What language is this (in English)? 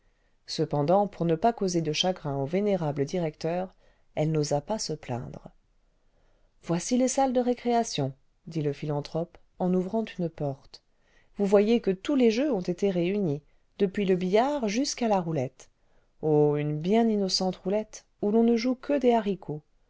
French